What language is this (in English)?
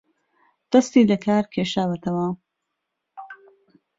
Central Kurdish